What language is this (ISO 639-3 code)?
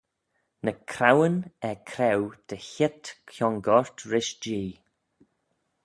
glv